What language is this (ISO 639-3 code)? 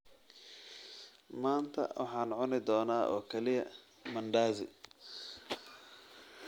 som